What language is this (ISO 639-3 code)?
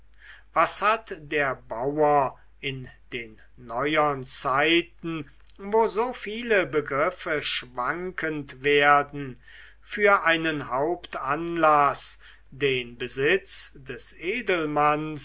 deu